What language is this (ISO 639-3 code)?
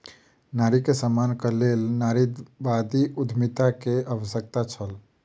mai